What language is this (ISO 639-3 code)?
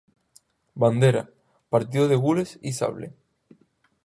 spa